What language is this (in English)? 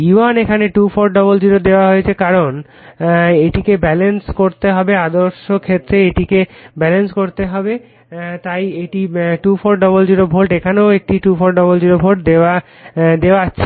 Bangla